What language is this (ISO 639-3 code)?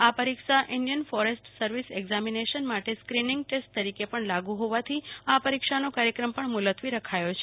guj